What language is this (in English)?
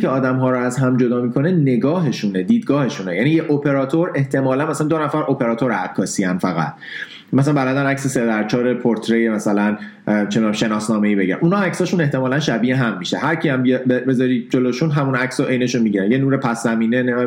Persian